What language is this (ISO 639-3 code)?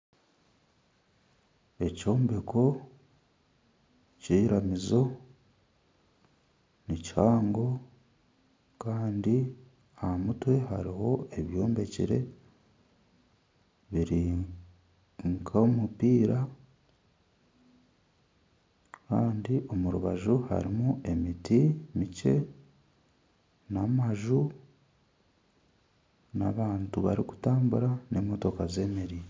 nyn